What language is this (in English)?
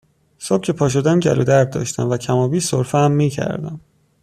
Persian